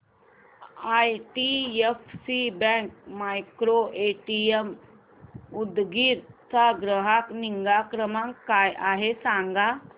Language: Marathi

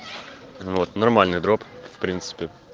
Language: Russian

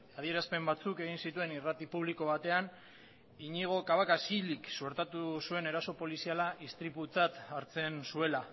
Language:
Basque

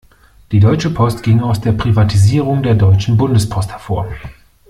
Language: German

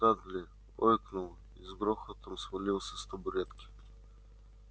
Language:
Russian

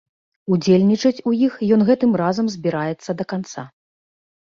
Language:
Belarusian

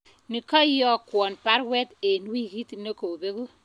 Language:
Kalenjin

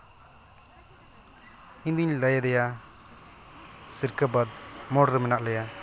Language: Santali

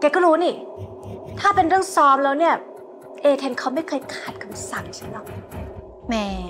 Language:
Thai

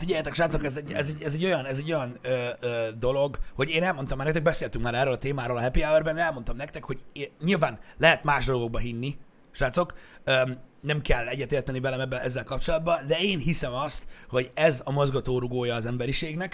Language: Hungarian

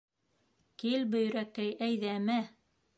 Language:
Bashkir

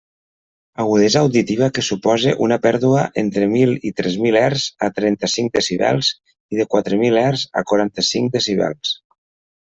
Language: Catalan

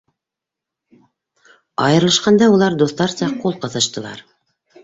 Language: Bashkir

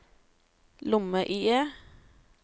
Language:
Norwegian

